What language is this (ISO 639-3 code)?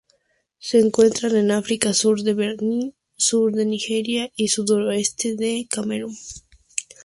spa